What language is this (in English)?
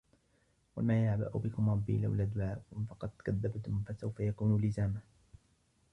Arabic